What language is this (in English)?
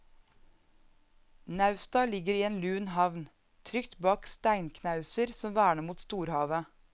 Norwegian